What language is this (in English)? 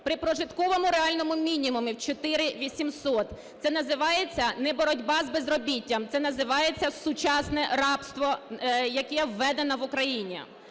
Ukrainian